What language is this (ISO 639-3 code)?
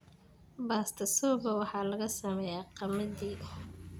som